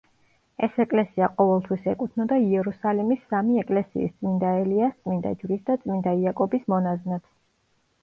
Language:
Georgian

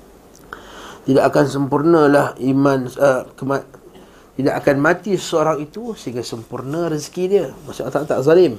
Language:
Malay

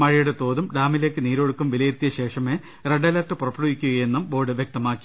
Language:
Malayalam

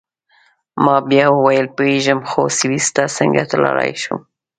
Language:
Pashto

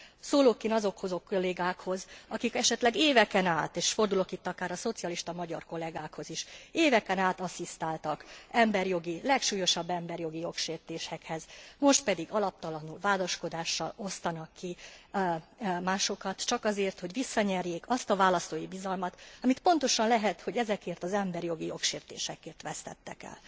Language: Hungarian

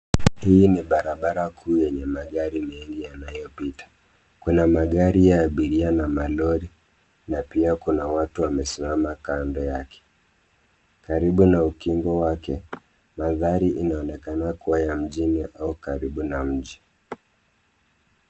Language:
Swahili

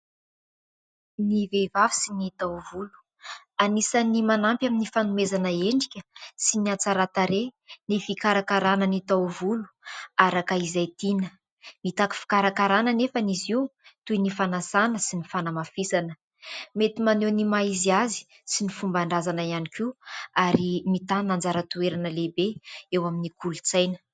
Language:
Malagasy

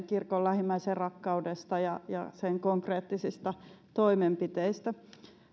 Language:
Finnish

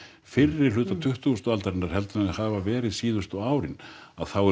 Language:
Icelandic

